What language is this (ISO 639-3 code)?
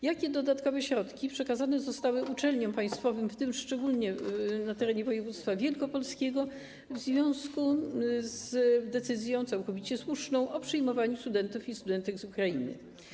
pol